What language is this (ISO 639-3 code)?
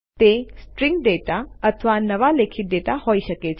guj